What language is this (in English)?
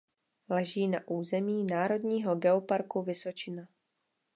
Czech